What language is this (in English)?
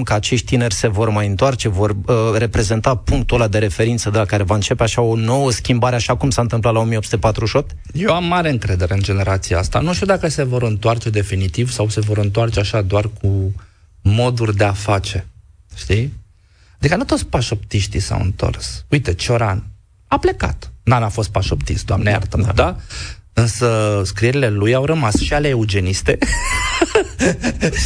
Romanian